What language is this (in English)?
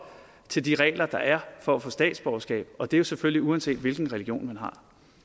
Danish